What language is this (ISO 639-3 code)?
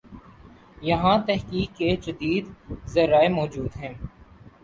urd